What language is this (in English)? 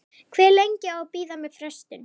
Icelandic